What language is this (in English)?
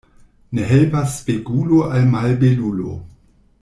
Esperanto